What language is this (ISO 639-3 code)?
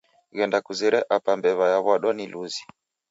dav